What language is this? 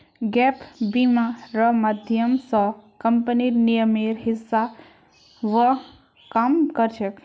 Magahi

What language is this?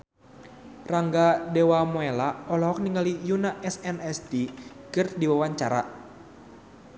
Sundanese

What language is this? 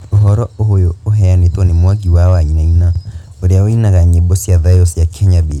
Kikuyu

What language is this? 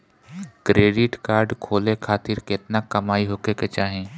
Bhojpuri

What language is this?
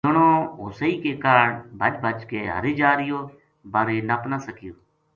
Gujari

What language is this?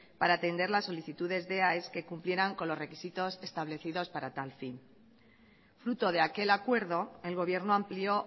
Spanish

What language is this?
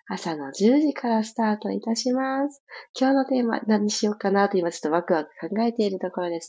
Japanese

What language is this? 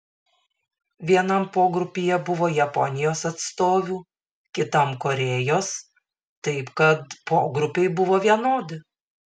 Lithuanian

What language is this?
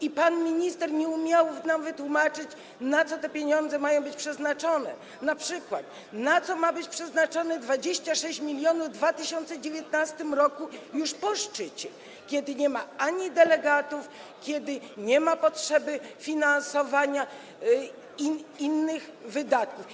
Polish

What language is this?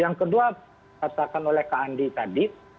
Indonesian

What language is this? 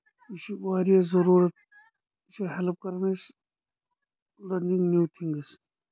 Kashmiri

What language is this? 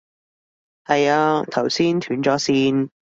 Cantonese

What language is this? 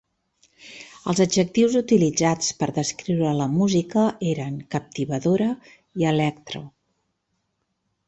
Catalan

